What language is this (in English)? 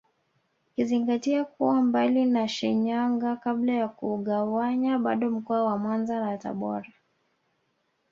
Swahili